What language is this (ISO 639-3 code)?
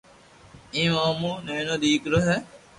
lrk